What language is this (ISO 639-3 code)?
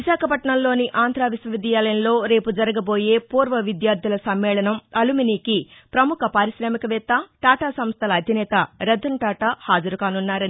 tel